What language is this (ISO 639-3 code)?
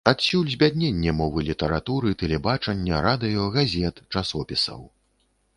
bel